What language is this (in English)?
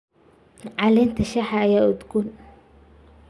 Somali